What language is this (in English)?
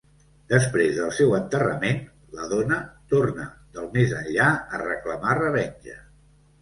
Catalan